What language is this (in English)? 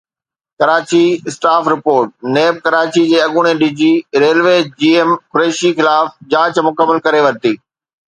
Sindhi